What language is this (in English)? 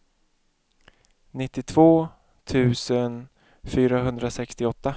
Swedish